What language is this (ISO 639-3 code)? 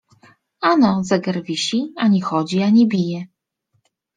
pol